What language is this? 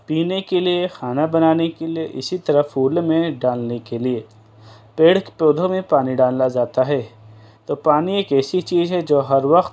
Urdu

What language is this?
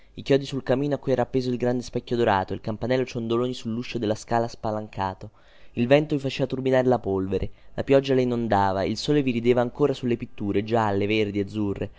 Italian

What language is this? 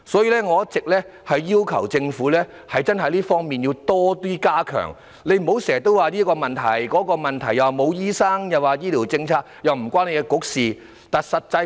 Cantonese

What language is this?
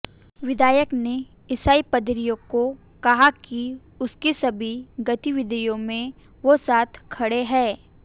Hindi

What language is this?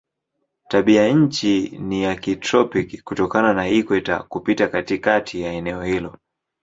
Swahili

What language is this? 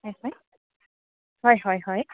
Assamese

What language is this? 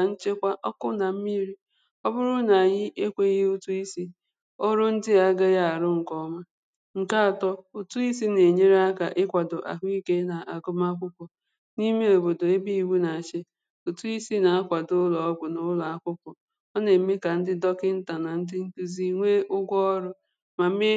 Igbo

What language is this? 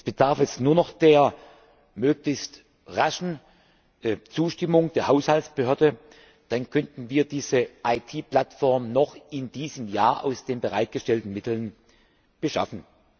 German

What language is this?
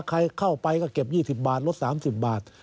Thai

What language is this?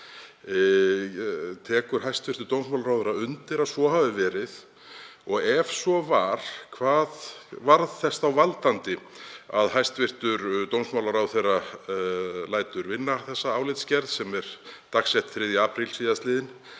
Icelandic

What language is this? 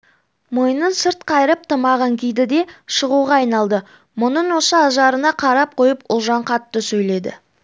Kazakh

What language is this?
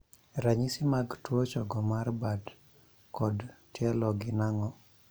Luo (Kenya and Tanzania)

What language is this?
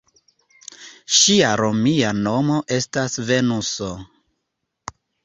Esperanto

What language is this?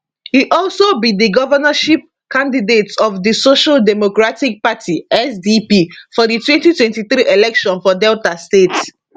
Nigerian Pidgin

